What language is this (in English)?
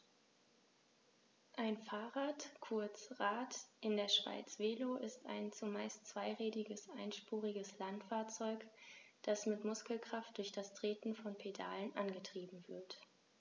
German